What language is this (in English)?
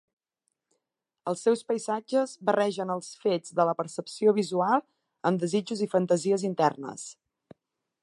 Catalan